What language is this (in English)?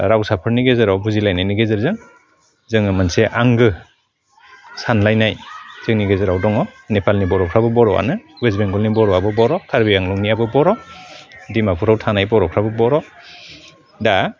Bodo